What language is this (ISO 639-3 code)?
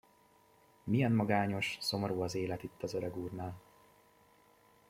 hun